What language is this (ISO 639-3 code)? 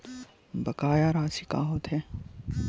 hne